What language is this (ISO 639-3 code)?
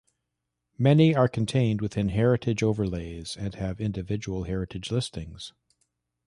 eng